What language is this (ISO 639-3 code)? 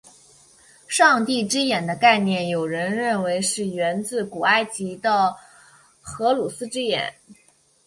zho